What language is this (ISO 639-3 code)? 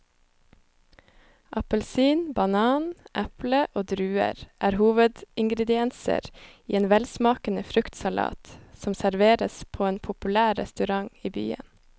nor